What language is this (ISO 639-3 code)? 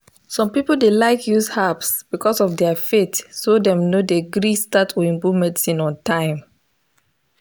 pcm